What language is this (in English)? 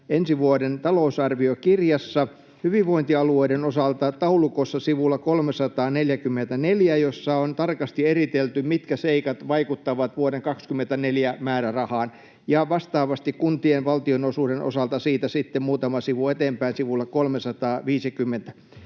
Finnish